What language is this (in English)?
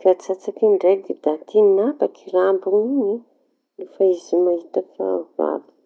Tanosy Malagasy